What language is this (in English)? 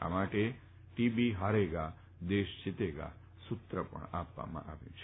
Gujarati